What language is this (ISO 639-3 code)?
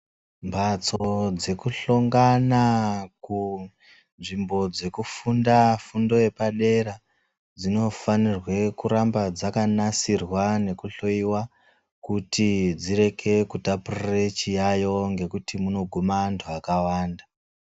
ndc